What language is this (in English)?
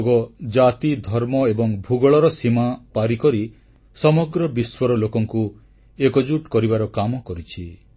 Odia